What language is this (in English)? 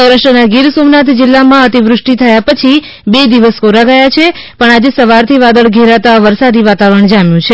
Gujarati